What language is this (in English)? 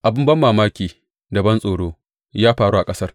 Hausa